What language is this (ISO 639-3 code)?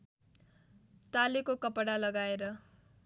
nep